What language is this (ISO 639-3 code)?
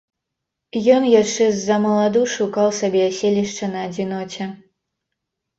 bel